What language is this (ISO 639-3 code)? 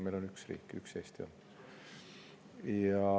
est